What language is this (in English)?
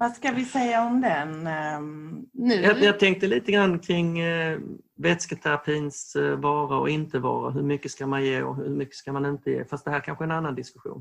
Swedish